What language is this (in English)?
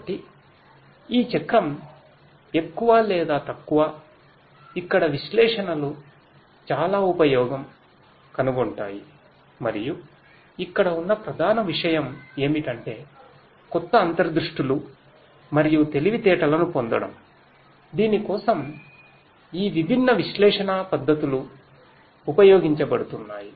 Telugu